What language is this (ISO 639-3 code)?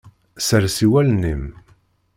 kab